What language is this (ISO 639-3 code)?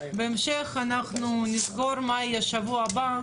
heb